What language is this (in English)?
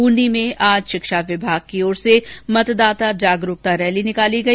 Hindi